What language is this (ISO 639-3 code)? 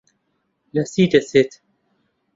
ckb